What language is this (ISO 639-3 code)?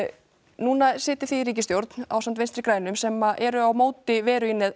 isl